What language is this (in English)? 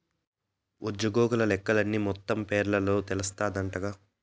Telugu